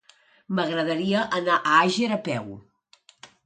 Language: Catalan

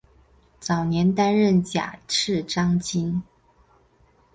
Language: Chinese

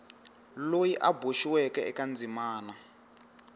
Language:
Tsonga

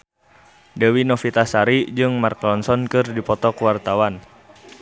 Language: Sundanese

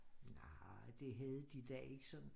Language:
Danish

